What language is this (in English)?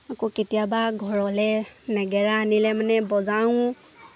Assamese